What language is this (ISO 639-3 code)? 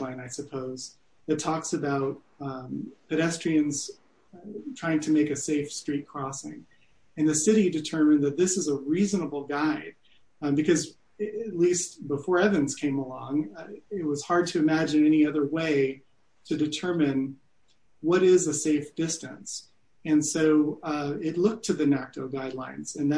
eng